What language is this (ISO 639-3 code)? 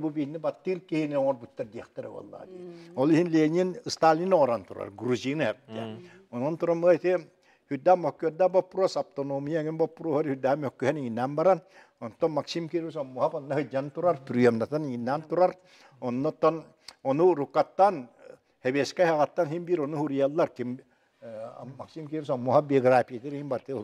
tur